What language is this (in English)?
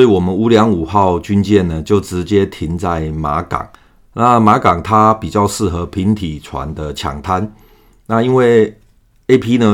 Chinese